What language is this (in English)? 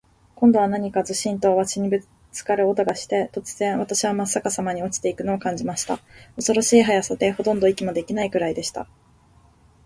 Japanese